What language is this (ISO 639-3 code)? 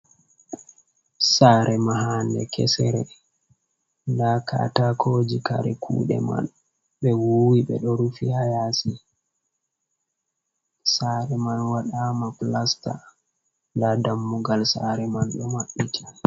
ful